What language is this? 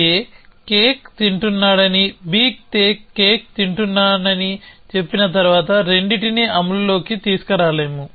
Telugu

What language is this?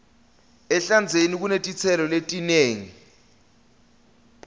Swati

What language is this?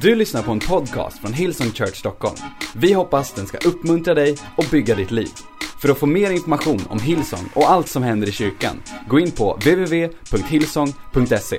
Swedish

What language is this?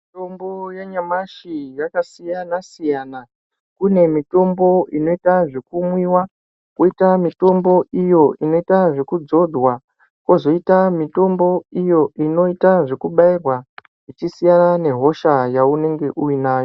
Ndau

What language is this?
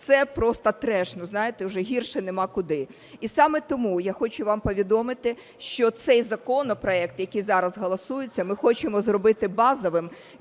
Ukrainian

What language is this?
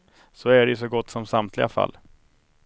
Swedish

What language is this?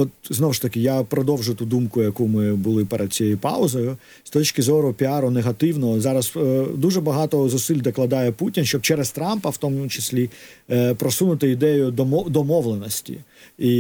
Ukrainian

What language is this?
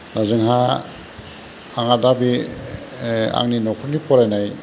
Bodo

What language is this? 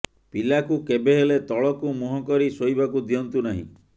Odia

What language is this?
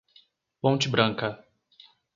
Portuguese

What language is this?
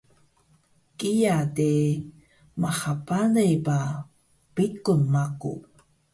Taroko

